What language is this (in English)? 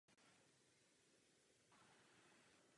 Czech